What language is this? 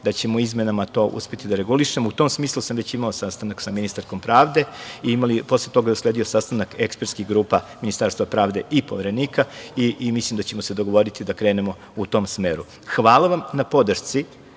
Serbian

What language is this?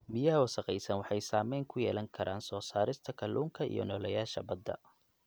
Somali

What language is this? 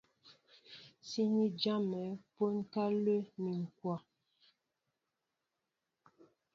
Mbo (Cameroon)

